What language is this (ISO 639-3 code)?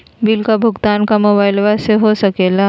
mag